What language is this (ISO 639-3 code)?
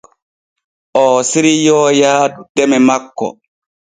fue